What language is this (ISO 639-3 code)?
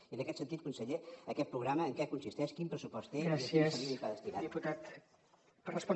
cat